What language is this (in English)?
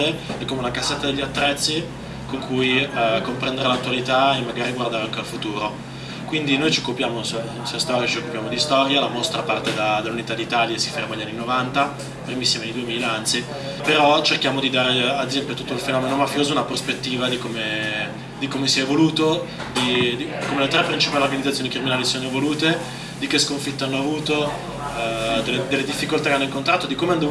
Italian